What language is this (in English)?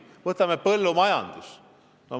Estonian